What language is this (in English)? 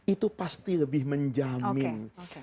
Indonesian